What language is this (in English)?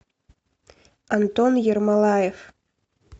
Russian